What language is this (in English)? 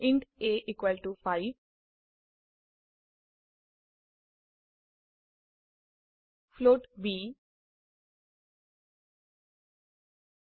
Assamese